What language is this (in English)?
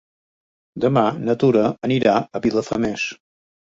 Catalan